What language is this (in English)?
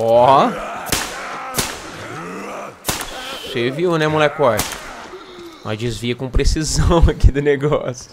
Portuguese